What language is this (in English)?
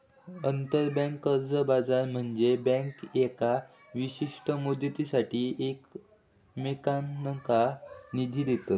Marathi